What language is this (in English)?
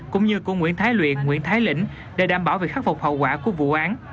Vietnamese